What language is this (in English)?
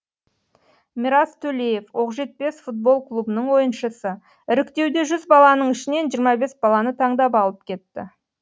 Kazakh